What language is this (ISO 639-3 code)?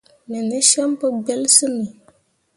mua